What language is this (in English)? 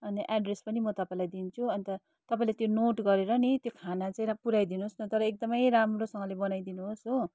Nepali